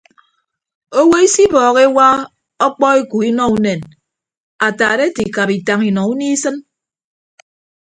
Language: Ibibio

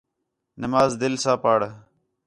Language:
Khetrani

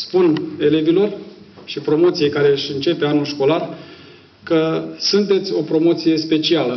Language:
Romanian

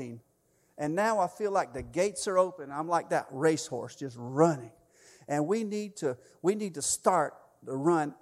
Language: English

